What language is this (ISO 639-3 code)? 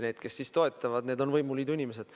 est